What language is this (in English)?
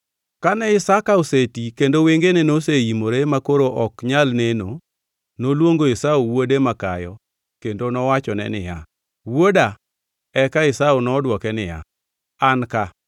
Luo (Kenya and Tanzania)